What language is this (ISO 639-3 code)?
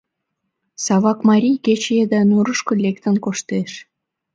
chm